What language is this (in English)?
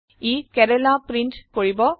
Assamese